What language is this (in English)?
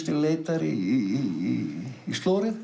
Icelandic